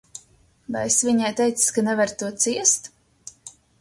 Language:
Latvian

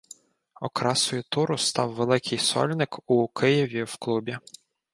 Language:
Ukrainian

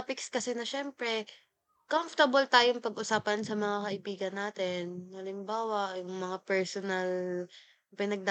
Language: Filipino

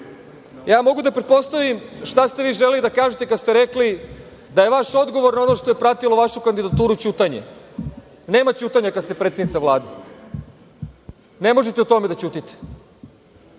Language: Serbian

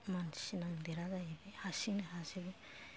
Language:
Bodo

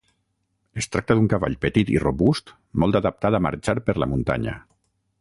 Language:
Catalan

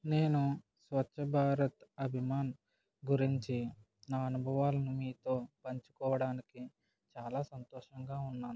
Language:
Telugu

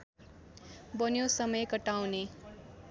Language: Nepali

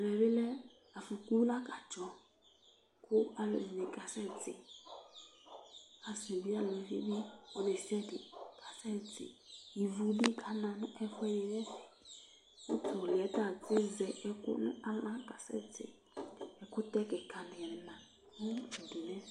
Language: Ikposo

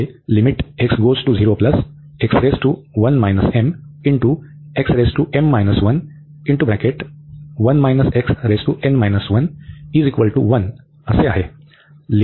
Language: Marathi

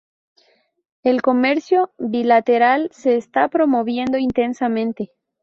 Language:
Spanish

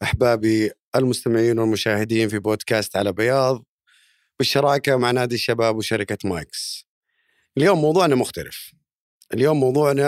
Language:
Arabic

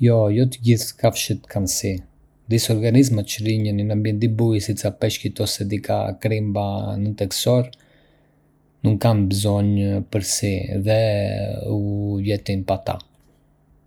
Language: Arbëreshë Albanian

